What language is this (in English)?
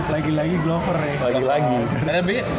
Indonesian